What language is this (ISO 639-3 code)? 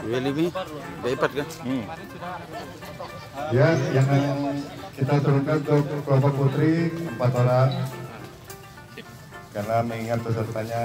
ind